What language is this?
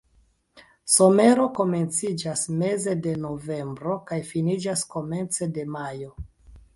Esperanto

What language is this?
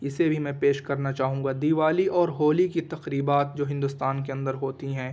Urdu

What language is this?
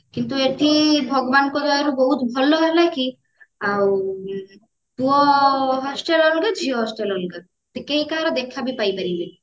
Odia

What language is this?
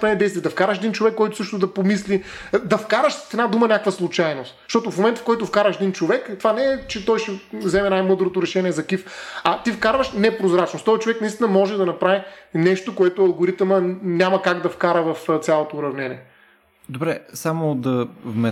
Bulgarian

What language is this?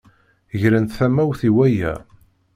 Kabyle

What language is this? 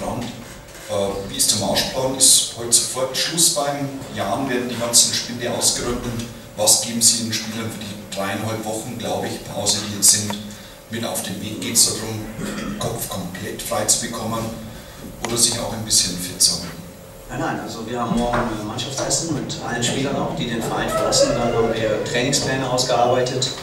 German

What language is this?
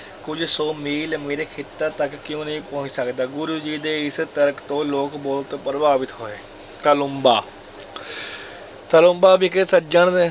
Punjabi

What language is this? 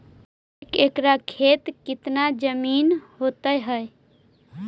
Magahi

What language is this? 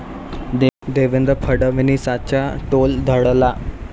Marathi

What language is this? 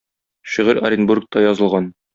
Tatar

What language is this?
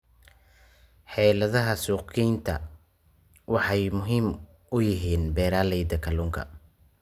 Somali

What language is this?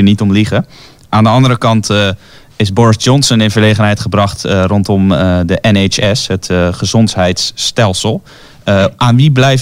Dutch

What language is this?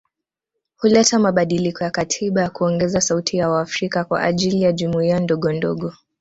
Swahili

